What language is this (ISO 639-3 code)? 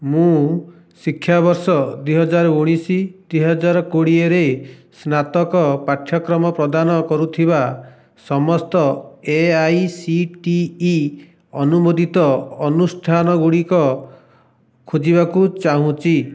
ori